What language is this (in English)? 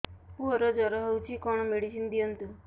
Odia